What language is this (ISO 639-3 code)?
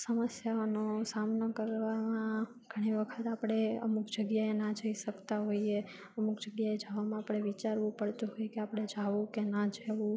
guj